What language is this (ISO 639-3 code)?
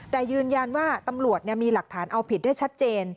tha